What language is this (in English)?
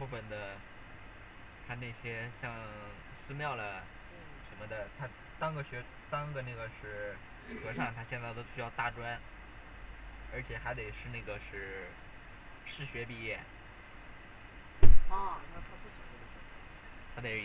Chinese